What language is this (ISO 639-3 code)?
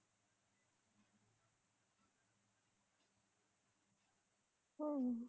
mar